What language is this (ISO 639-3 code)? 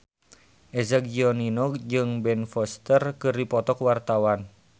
sun